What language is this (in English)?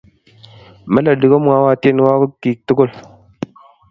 Kalenjin